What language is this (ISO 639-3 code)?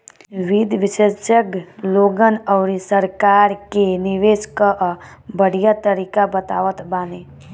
bho